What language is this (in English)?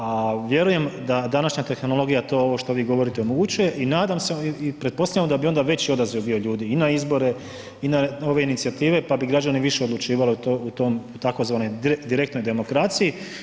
Croatian